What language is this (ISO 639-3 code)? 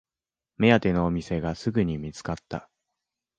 jpn